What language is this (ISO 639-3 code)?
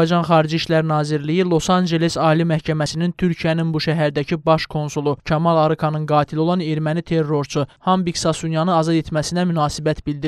tur